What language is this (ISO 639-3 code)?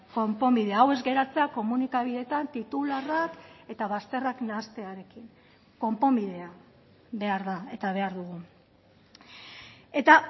eus